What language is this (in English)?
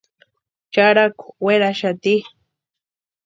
Western Highland Purepecha